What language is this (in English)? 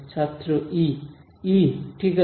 Bangla